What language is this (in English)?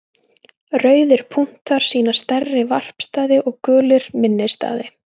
Icelandic